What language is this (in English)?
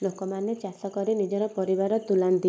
Odia